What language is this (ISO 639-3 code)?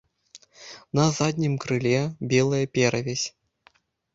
bel